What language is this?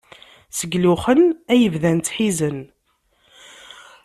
Kabyle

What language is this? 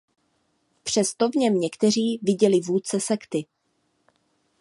Czech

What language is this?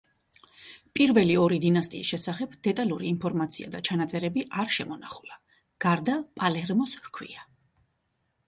Georgian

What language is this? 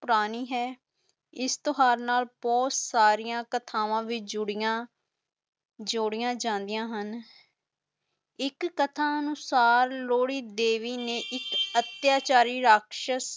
Punjabi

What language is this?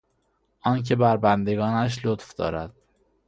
Persian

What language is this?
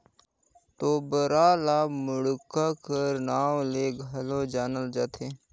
Chhattisgarhi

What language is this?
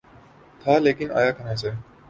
Urdu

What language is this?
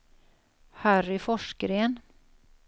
Swedish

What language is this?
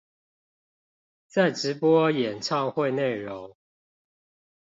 Chinese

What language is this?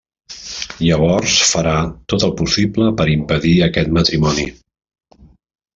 Catalan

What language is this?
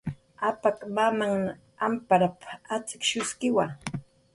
Jaqaru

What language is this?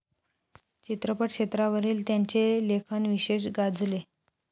Marathi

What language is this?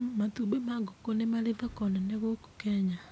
Kikuyu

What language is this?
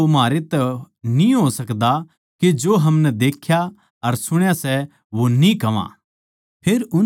Haryanvi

